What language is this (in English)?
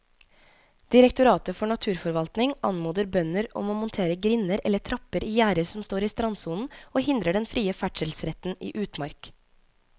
Norwegian